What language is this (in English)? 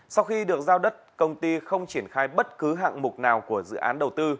Vietnamese